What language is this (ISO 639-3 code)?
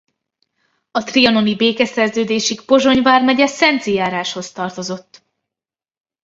hun